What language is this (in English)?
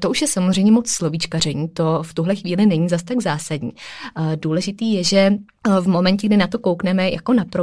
Czech